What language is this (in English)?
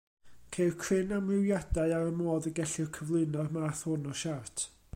Welsh